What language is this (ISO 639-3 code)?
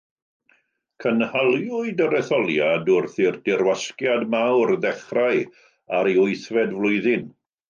cym